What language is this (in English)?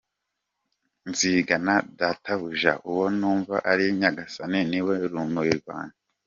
Kinyarwanda